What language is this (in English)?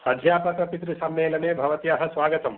Sanskrit